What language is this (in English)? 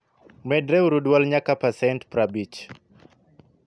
Luo (Kenya and Tanzania)